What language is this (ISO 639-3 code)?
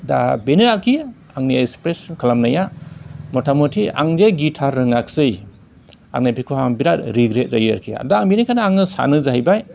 brx